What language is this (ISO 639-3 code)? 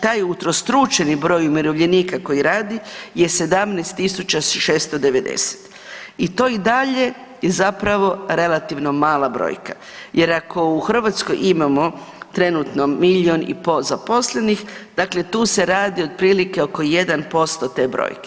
hrv